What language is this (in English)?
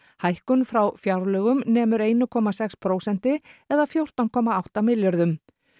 Icelandic